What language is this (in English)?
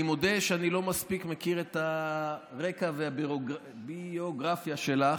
Hebrew